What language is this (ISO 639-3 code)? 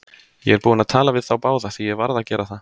isl